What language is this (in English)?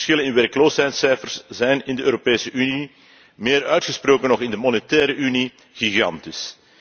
Dutch